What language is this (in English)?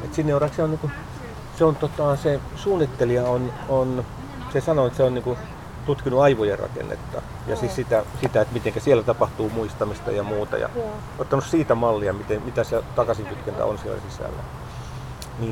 Finnish